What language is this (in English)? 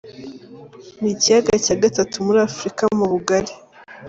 Kinyarwanda